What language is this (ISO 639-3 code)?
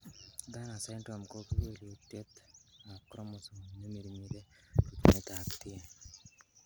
kln